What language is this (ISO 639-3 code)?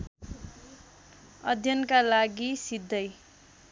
nep